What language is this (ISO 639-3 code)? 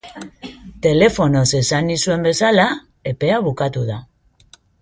eus